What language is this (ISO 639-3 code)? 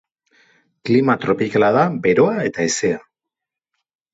eus